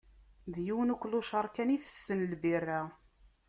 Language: Kabyle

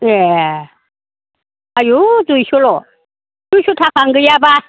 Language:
Bodo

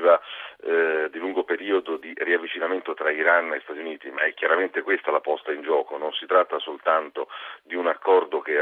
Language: Italian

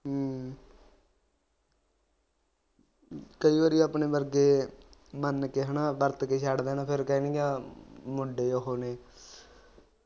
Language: Punjabi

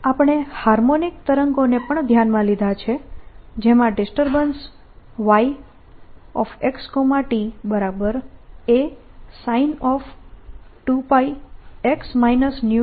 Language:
Gujarati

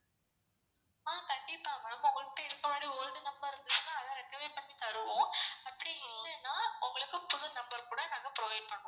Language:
Tamil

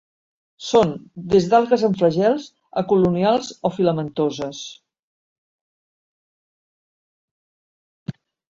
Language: Catalan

